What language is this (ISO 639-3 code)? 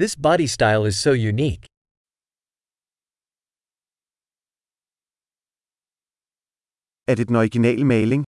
dan